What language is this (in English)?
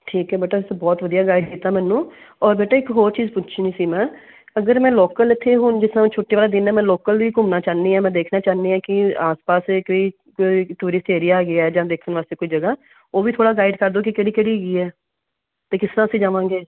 Punjabi